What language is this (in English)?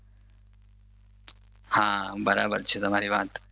Gujarati